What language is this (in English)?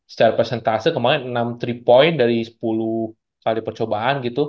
Indonesian